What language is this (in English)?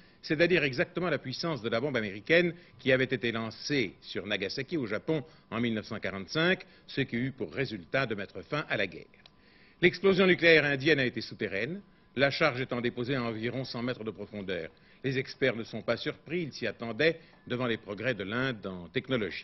French